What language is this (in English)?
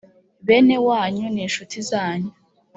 Kinyarwanda